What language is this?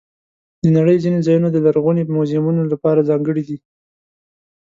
Pashto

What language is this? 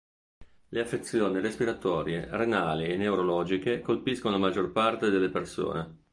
Italian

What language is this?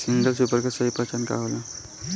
Bhojpuri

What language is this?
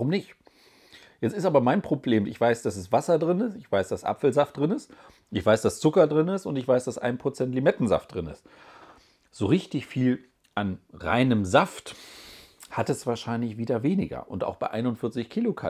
German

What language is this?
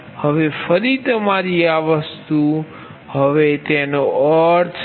Gujarati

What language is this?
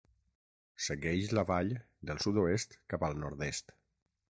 Catalan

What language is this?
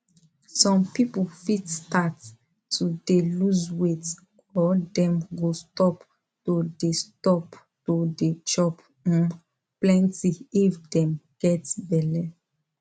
Nigerian Pidgin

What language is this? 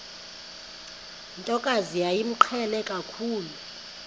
Xhosa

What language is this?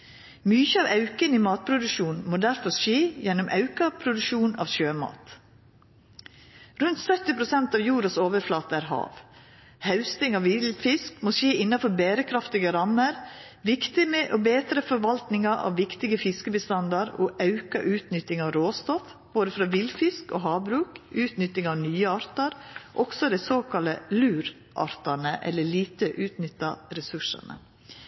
Norwegian Nynorsk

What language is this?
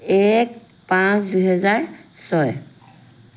Assamese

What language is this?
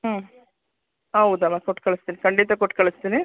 Kannada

